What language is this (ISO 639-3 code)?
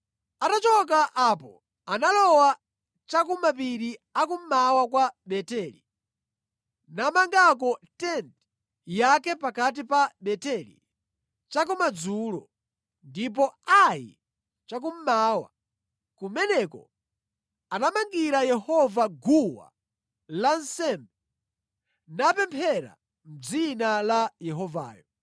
nya